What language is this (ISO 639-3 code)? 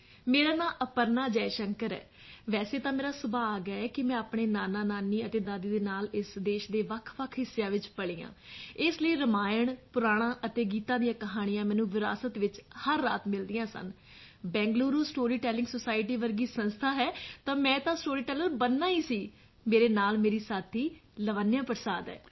pan